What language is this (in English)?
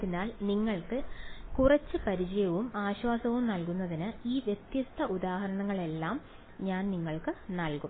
Malayalam